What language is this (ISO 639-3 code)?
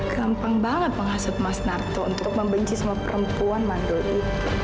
ind